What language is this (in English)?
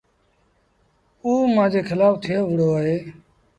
Sindhi Bhil